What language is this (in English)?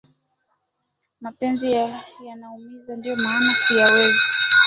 Swahili